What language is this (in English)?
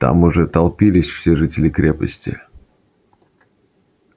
Russian